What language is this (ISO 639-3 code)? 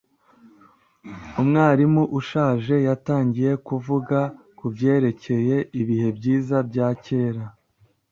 kin